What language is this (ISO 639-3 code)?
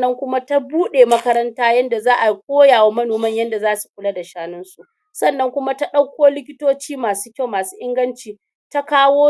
hau